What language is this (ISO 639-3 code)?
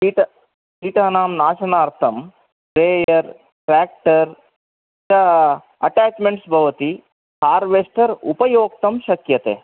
san